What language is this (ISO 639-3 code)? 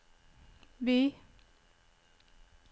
nor